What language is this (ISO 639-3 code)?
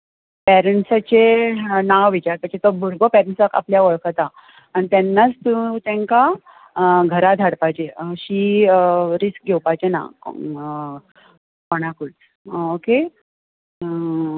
kok